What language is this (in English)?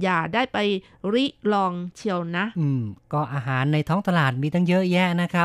Thai